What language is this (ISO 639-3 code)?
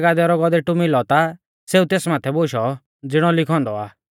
bfz